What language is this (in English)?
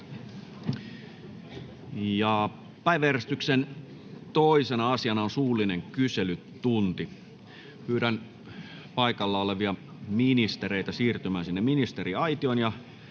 Finnish